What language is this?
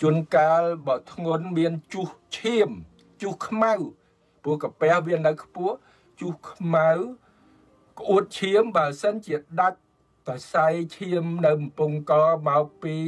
Thai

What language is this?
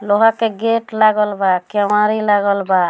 Bhojpuri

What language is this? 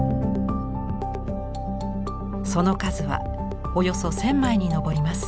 Japanese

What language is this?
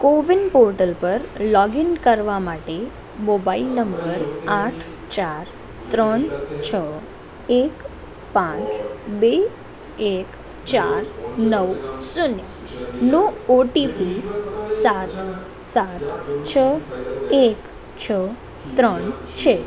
Gujarati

